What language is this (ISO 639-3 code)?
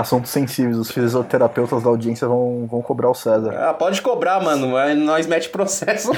por